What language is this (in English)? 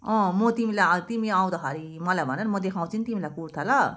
Nepali